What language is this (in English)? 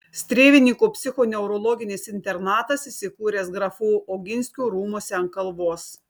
Lithuanian